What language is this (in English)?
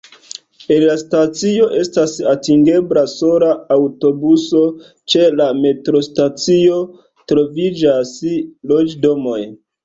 Esperanto